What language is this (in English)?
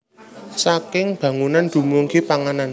Javanese